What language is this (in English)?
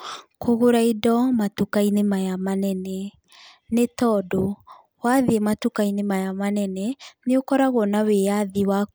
Kikuyu